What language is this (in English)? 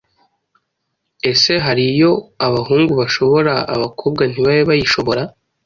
Kinyarwanda